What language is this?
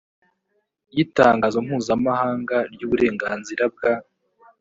Kinyarwanda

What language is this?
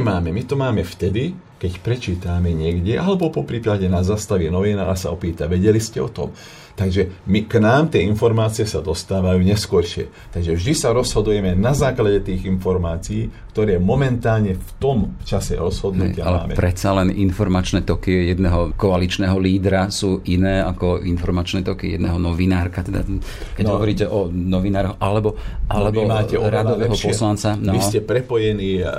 Slovak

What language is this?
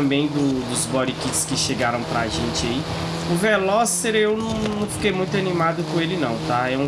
Portuguese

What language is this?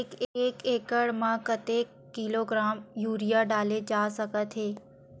Chhattisgarhi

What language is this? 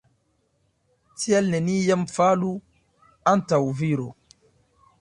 Esperanto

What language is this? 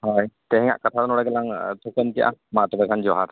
Santali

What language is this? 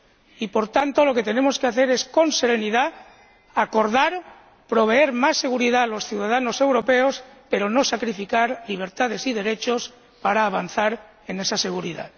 Spanish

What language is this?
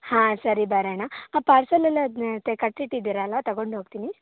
Kannada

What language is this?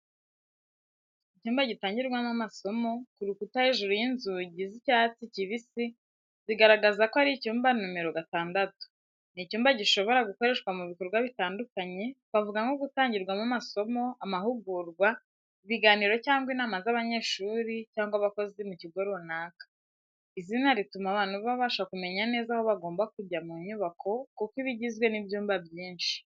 Kinyarwanda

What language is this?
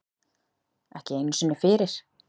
Icelandic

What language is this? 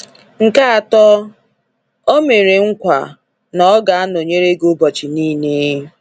Igbo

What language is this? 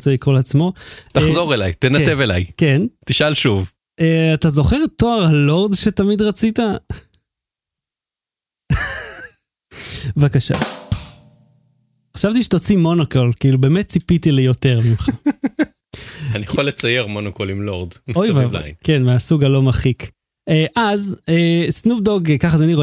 Hebrew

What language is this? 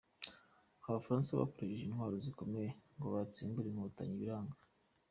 Kinyarwanda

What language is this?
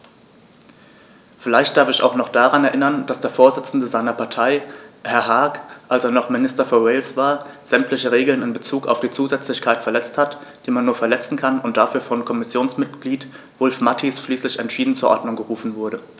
German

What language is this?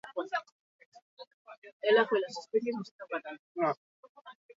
Basque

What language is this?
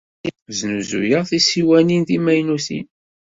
Kabyle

